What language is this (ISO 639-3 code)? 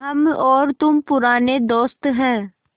hin